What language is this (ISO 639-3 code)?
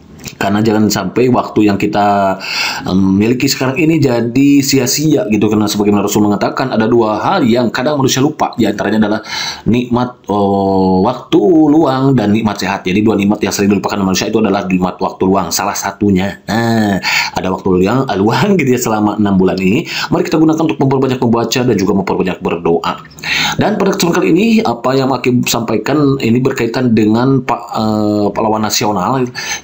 ind